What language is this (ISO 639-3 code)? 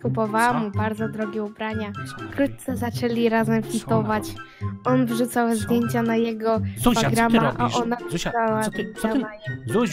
pol